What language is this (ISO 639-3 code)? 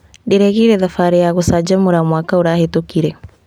kik